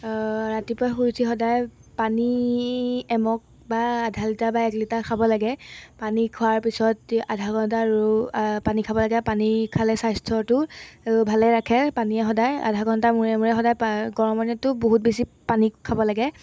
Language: Assamese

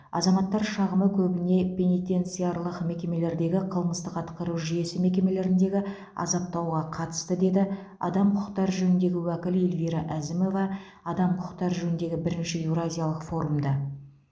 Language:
Kazakh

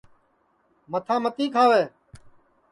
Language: Sansi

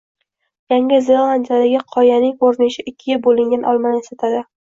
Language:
Uzbek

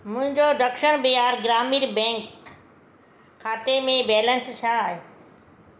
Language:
Sindhi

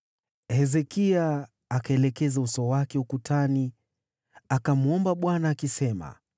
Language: Swahili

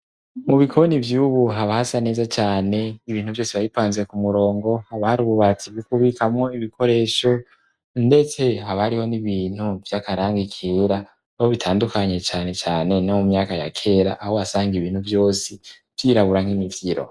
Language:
Rundi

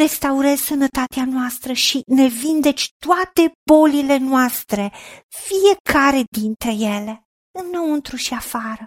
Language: Romanian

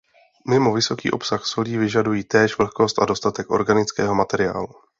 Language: Czech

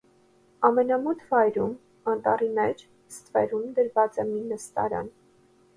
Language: Armenian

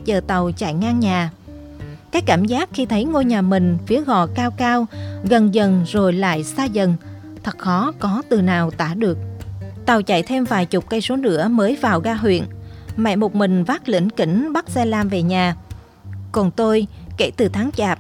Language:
Vietnamese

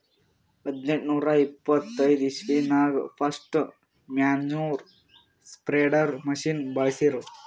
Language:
Kannada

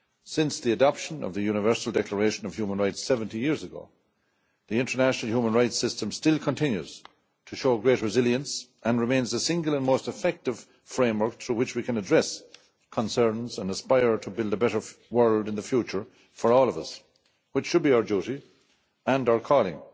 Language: English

